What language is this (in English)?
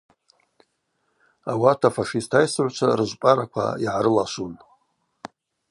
Abaza